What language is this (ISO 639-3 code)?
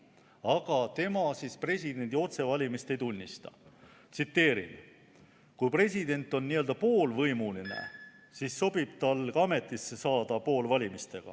est